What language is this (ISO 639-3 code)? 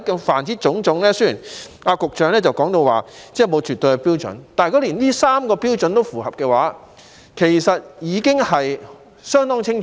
yue